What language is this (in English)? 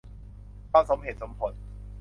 Thai